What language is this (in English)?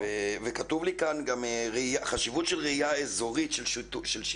Hebrew